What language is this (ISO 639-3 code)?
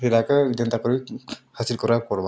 ori